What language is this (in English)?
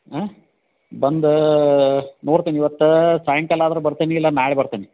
Kannada